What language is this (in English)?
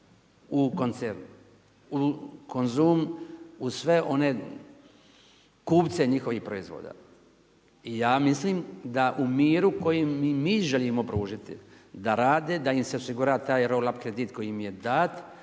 Croatian